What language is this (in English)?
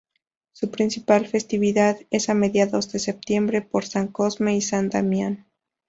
Spanish